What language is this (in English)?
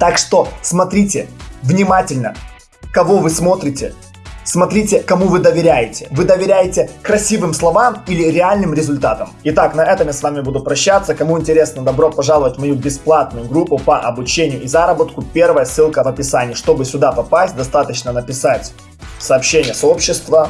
Russian